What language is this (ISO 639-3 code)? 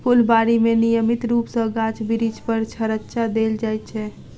mai